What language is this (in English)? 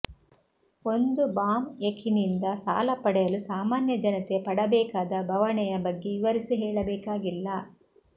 Kannada